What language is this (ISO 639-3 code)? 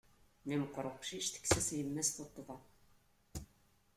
kab